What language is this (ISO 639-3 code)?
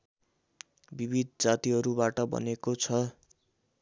nep